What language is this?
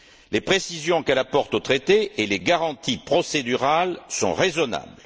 French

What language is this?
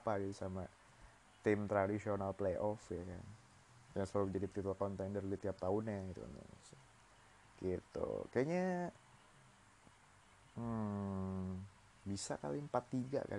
Indonesian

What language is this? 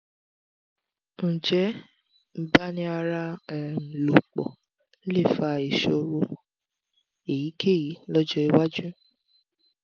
Yoruba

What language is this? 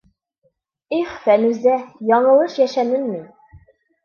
Bashkir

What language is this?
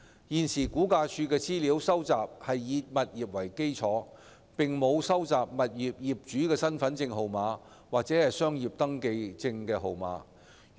Cantonese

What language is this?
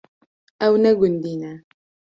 Kurdish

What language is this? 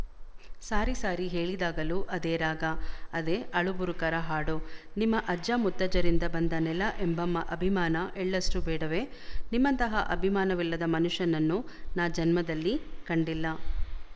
Kannada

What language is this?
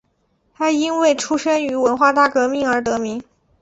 Chinese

